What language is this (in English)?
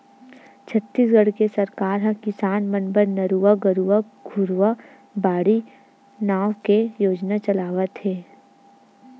Chhattisgarhi